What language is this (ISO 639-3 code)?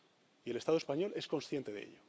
spa